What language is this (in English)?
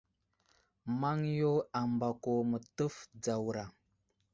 Wuzlam